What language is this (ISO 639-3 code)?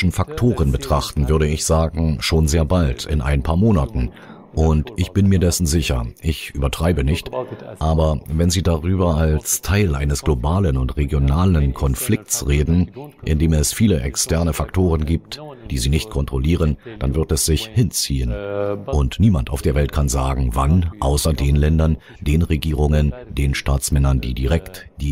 deu